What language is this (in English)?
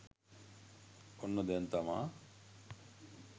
Sinhala